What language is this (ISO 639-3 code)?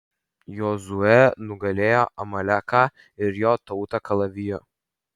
lit